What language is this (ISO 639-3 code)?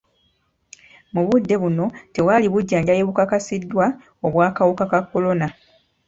lug